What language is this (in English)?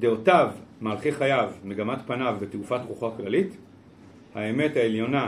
Hebrew